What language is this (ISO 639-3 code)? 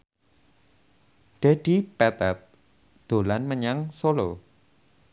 jav